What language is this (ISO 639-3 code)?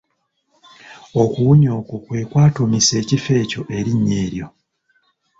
lug